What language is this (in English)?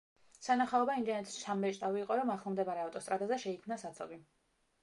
Georgian